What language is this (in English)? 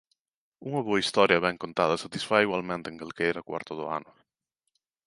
Galician